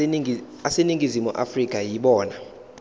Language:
Zulu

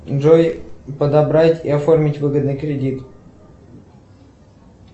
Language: Russian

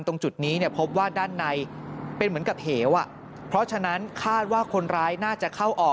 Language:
Thai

